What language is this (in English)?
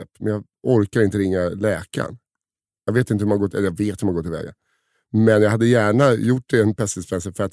Swedish